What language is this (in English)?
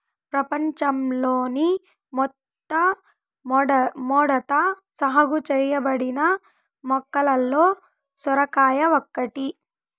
Telugu